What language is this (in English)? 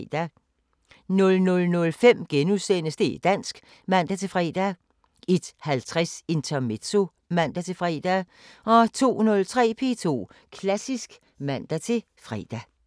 Danish